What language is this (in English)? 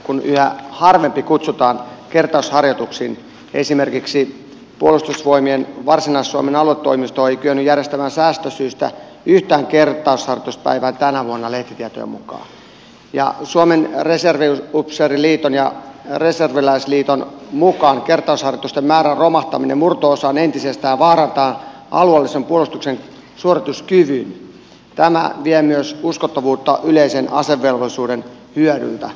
Finnish